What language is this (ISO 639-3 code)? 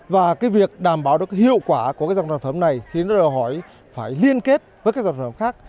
vie